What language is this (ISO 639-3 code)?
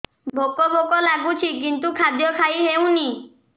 ori